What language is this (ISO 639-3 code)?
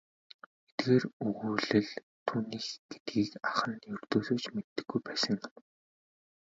mon